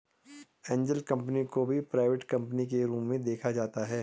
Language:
Hindi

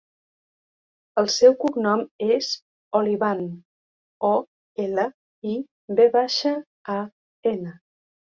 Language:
Catalan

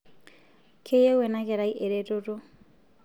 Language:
Masai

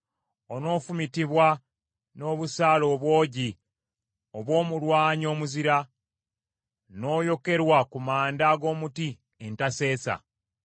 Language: Ganda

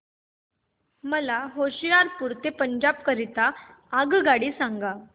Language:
Marathi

